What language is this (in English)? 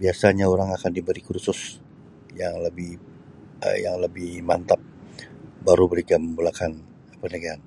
Sabah Malay